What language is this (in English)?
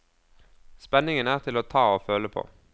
Norwegian